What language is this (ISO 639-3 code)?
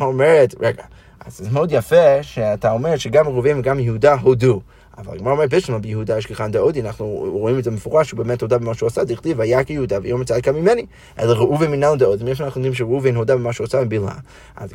heb